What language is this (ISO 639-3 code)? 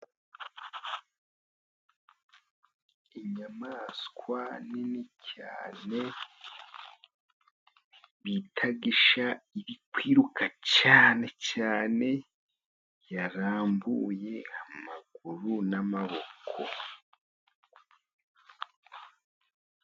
kin